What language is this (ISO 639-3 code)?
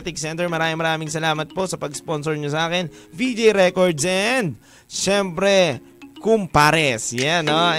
fil